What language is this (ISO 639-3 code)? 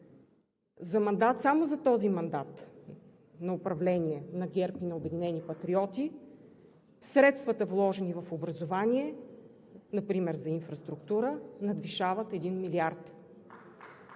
bul